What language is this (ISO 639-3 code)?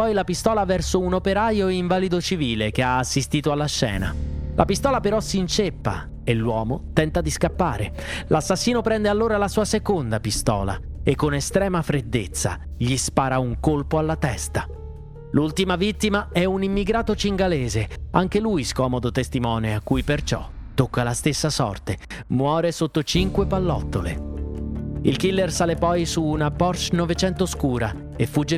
ita